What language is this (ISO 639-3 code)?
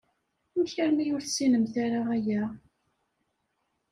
kab